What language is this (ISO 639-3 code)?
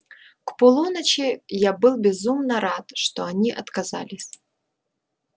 rus